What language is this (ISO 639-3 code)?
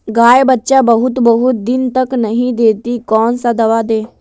mag